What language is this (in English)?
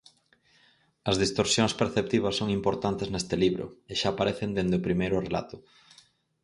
Galician